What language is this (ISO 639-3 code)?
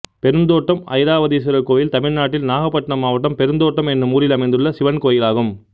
tam